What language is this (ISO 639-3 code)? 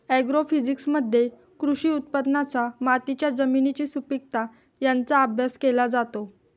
mar